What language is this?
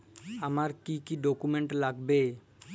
Bangla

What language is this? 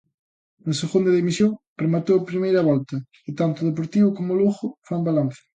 Galician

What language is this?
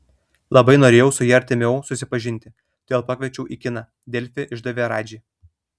Lithuanian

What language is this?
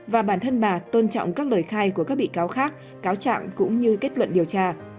Vietnamese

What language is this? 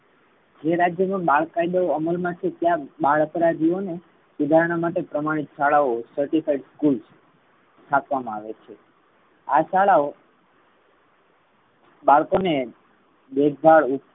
Gujarati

